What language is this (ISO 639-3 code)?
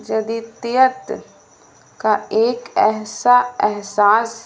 urd